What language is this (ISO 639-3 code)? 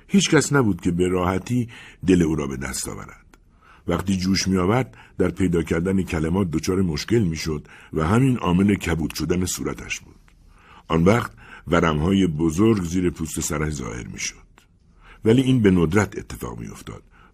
fas